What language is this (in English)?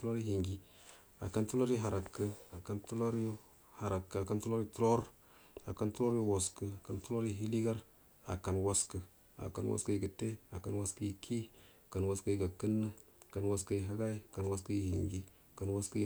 Buduma